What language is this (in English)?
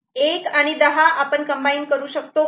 Marathi